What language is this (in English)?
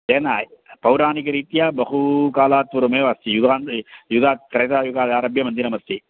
Sanskrit